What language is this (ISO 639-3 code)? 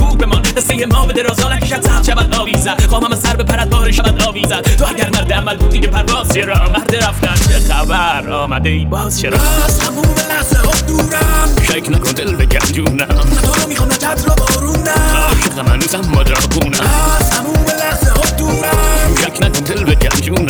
fas